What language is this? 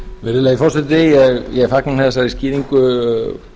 Icelandic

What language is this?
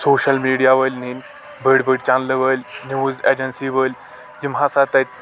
Kashmiri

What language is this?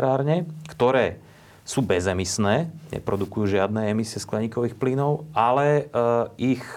Slovak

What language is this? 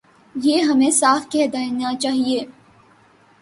Urdu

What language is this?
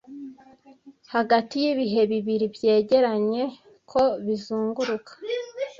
Kinyarwanda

